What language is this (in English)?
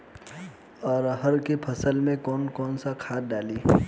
Bhojpuri